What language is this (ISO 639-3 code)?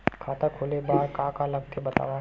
hne